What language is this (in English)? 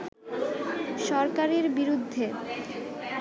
Bangla